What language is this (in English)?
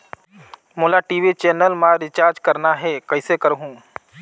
Chhattisgarhi